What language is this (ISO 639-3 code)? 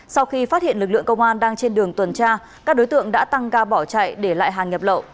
vie